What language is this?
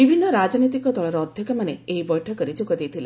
Odia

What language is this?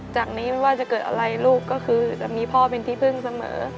Thai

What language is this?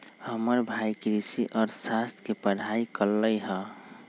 Magahi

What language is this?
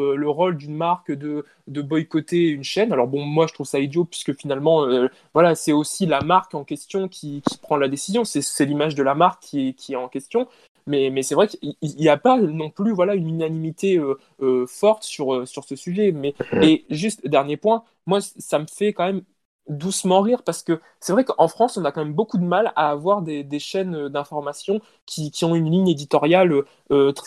French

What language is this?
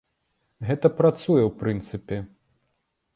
Belarusian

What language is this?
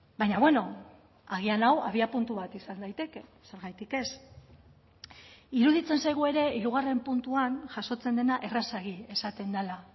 Basque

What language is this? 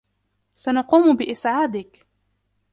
Arabic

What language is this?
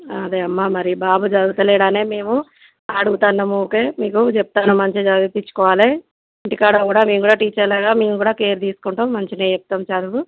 Telugu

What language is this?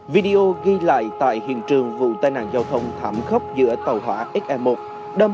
Vietnamese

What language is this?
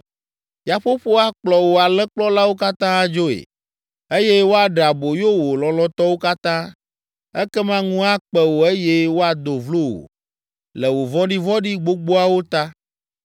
Ewe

